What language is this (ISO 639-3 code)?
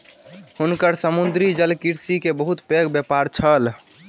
mai